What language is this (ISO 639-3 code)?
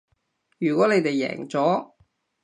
yue